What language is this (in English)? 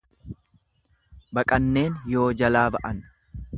Oromo